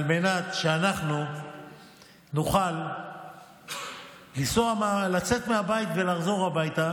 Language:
Hebrew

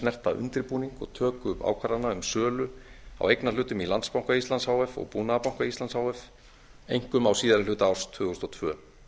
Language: Icelandic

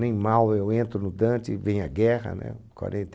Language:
Portuguese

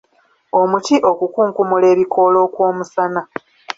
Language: Ganda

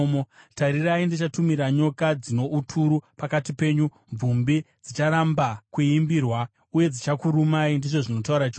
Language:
Shona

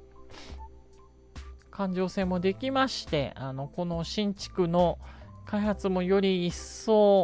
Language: Japanese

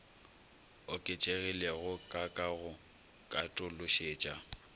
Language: Northern Sotho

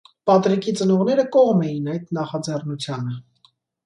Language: Armenian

